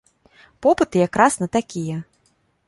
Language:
Belarusian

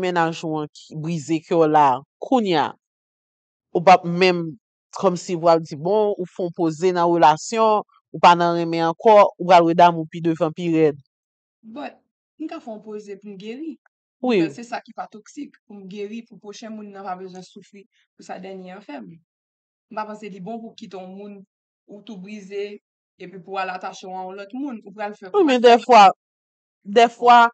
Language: French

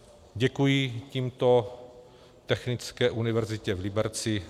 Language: Czech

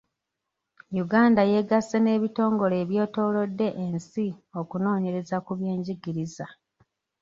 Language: Ganda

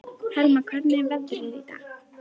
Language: Icelandic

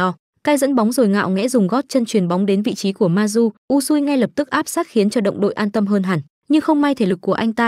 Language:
Vietnamese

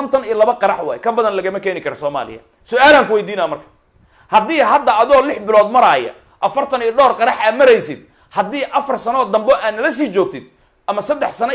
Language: Arabic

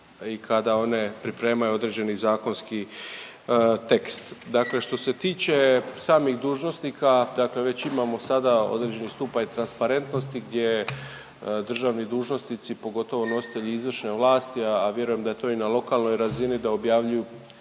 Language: Croatian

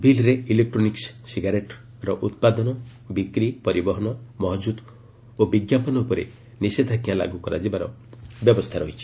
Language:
Odia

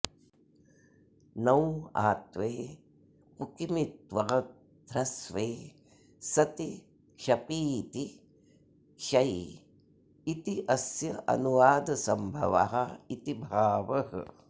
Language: Sanskrit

